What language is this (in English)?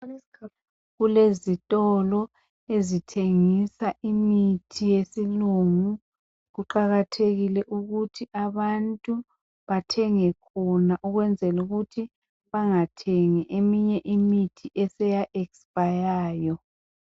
North Ndebele